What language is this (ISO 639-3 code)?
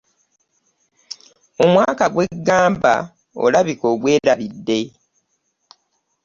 lug